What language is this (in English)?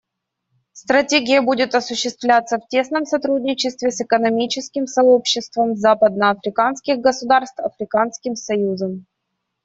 Russian